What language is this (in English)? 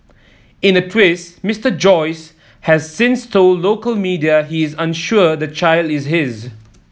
English